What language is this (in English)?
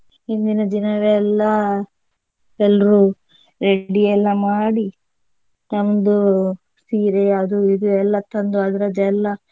Kannada